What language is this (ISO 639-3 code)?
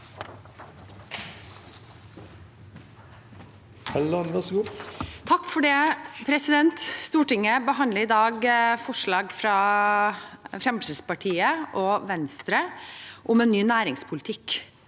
nor